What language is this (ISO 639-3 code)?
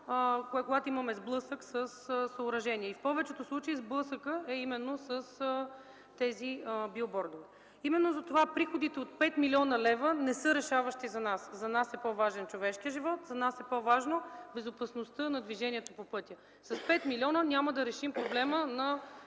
bul